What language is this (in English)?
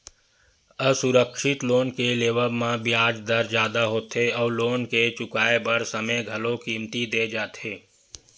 Chhattisgarhi